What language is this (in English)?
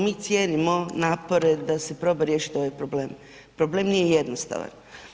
Croatian